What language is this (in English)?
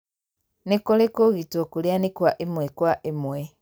Kikuyu